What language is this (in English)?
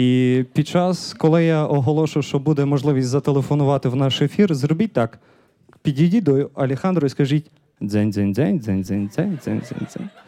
Ukrainian